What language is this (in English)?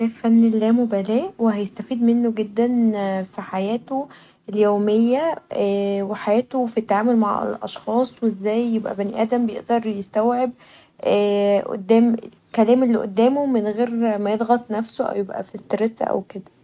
Egyptian Arabic